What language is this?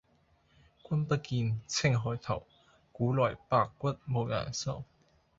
Cantonese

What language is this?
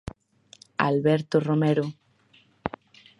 Galician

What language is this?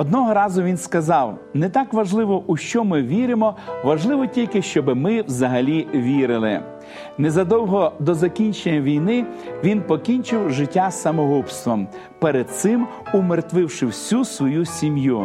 Ukrainian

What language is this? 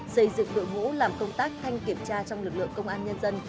Vietnamese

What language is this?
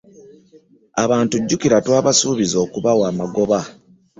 Ganda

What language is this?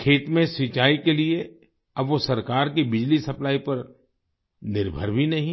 Hindi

